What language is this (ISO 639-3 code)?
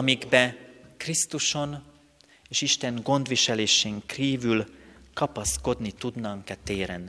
hun